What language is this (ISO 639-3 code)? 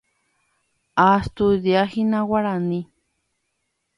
grn